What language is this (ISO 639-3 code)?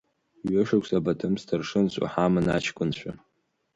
abk